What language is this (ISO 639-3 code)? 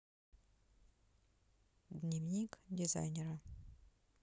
rus